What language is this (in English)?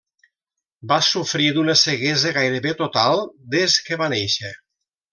Catalan